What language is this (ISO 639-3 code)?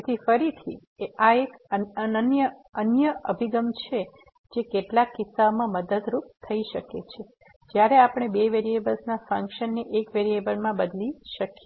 guj